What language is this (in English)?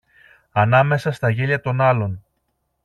Greek